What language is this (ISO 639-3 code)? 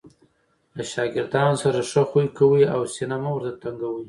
pus